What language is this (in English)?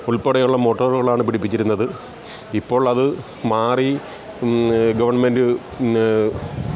Malayalam